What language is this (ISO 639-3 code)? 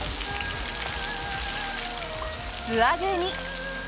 jpn